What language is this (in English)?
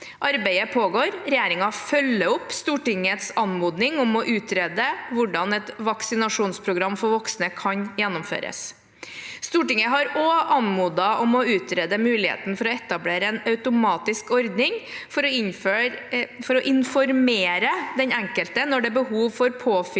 Norwegian